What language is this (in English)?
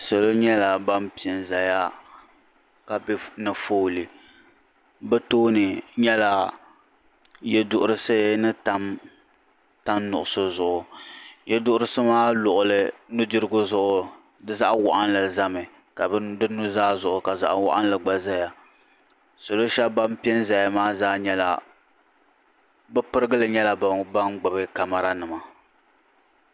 Dagbani